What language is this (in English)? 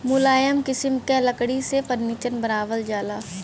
Bhojpuri